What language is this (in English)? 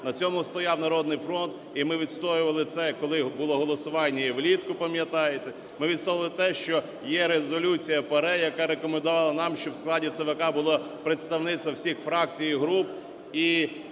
Ukrainian